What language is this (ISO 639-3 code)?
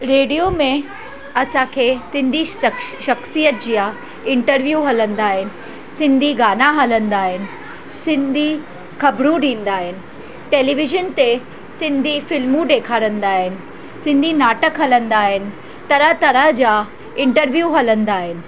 snd